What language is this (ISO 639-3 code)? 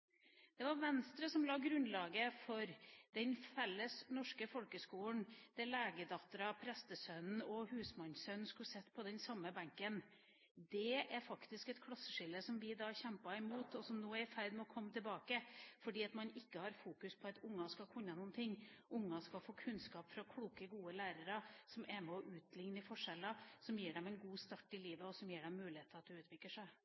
nob